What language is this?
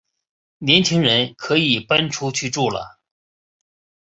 Chinese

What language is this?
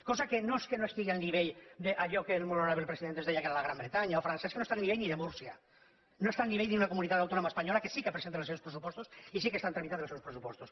Catalan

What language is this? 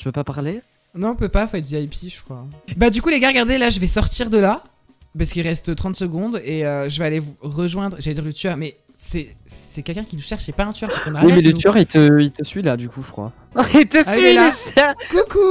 French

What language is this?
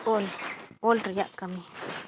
Santali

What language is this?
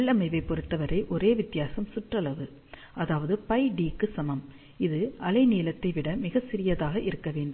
Tamil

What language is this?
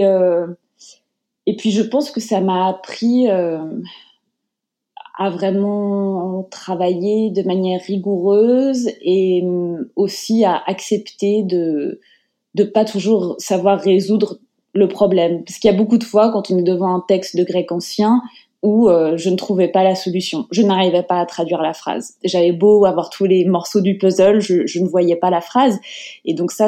French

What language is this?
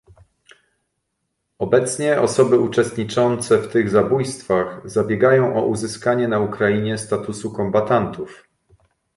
Polish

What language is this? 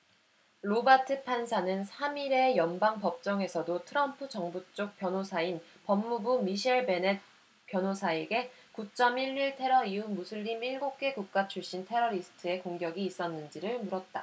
Korean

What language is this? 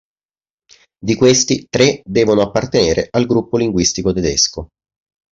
Italian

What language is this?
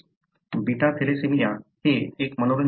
Marathi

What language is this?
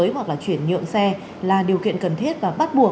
Vietnamese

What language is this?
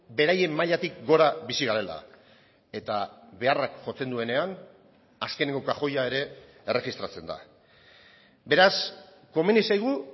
Basque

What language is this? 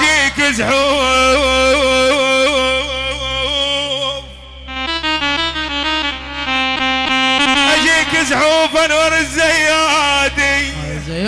Arabic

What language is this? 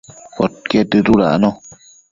Matsés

